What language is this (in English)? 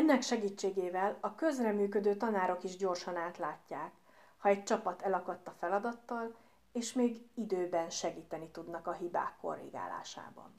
Hungarian